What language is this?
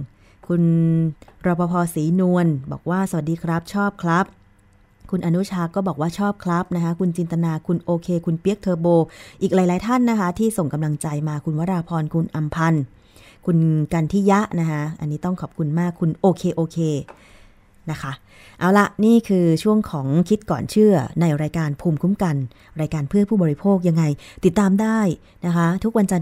Thai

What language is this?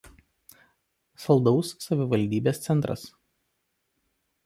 Lithuanian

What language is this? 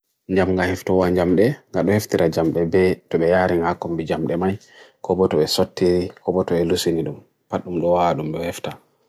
Bagirmi Fulfulde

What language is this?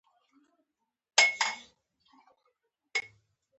Pashto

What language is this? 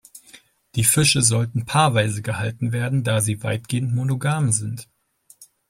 German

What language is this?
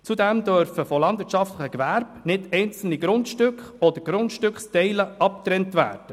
Swiss German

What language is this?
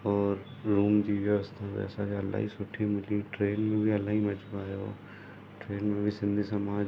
Sindhi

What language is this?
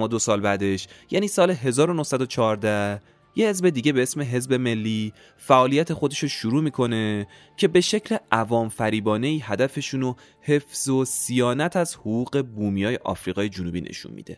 Persian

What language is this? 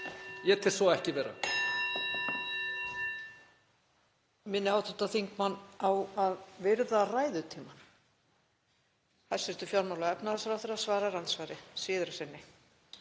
Icelandic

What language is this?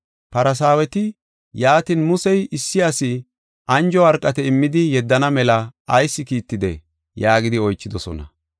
Gofa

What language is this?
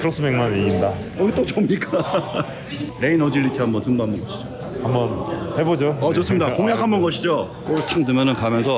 Korean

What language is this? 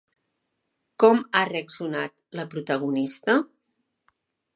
Catalan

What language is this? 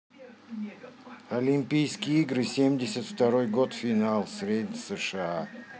Russian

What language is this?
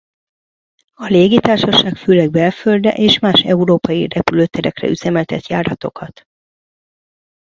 Hungarian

